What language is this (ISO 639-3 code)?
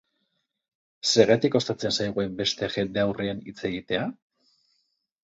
eus